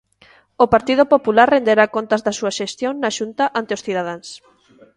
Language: Galician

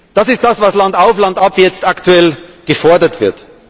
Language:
German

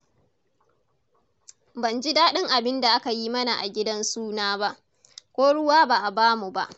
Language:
Hausa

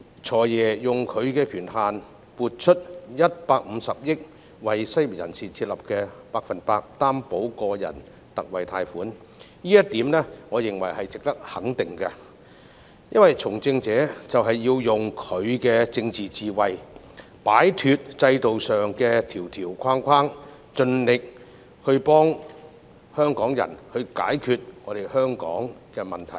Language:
Cantonese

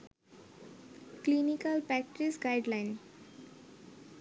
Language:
Bangla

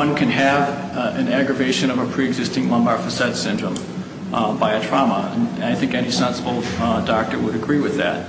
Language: English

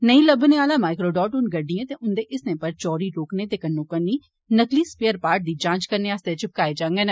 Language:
Dogri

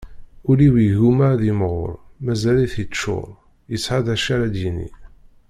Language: Kabyle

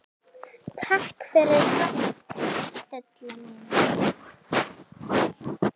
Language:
Icelandic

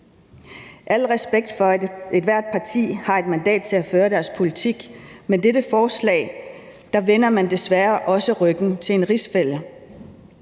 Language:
Danish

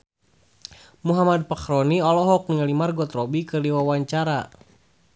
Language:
Sundanese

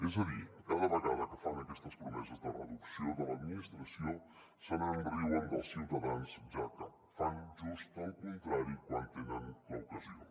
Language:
Catalan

